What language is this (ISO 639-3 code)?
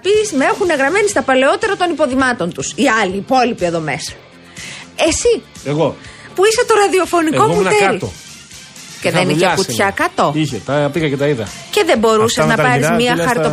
ell